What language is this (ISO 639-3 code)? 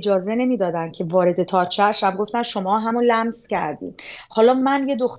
fas